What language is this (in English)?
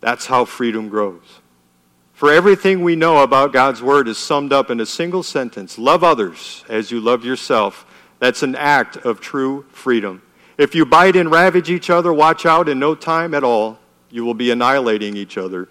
English